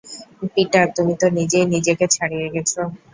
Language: Bangla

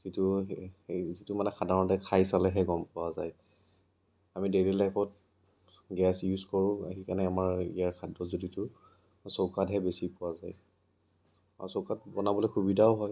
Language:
Assamese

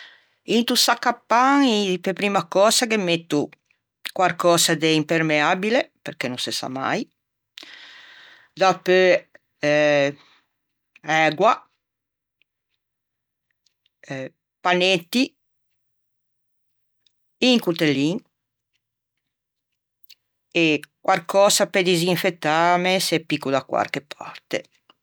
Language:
Ligurian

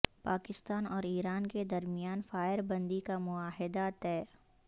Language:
Urdu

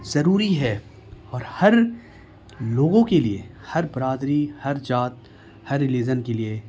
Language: Urdu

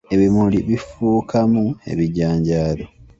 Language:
Ganda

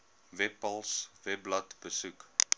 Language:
Afrikaans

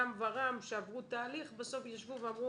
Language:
Hebrew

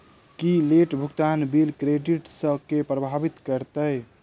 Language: Maithili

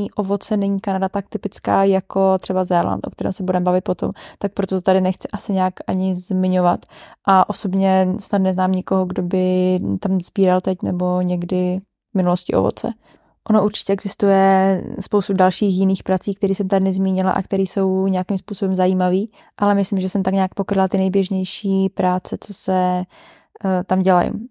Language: Czech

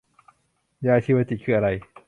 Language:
Thai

